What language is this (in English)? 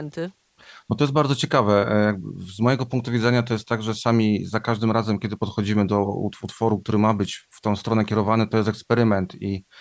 Polish